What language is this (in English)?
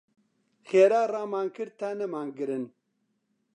Central Kurdish